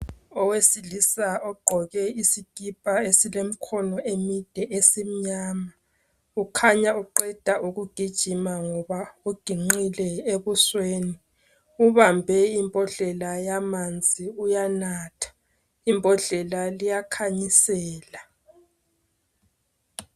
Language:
North Ndebele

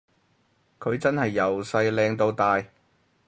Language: Cantonese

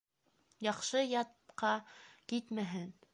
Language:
Bashkir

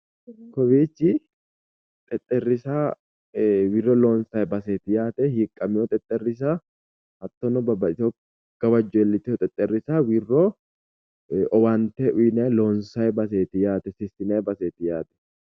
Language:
Sidamo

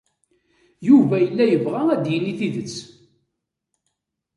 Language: Kabyle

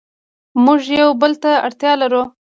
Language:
Pashto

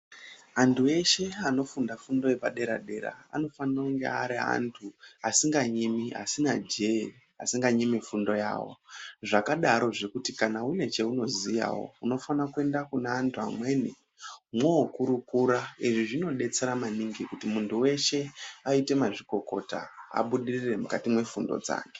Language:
Ndau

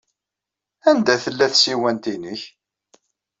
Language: Kabyle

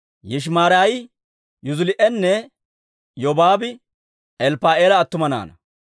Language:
Dawro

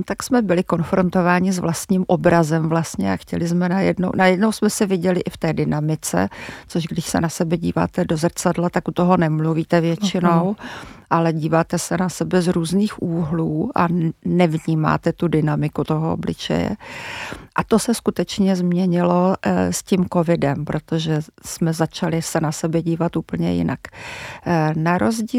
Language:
Czech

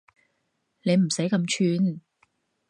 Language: Cantonese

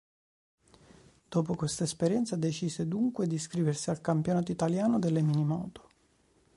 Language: Italian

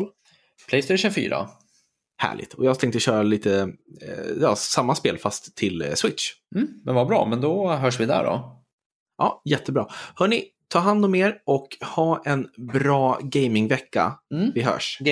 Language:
Swedish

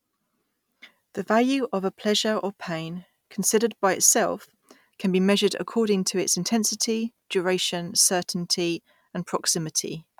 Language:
English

